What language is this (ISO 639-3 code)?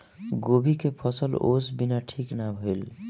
bho